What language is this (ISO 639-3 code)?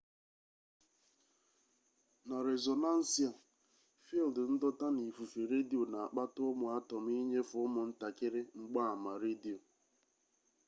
ibo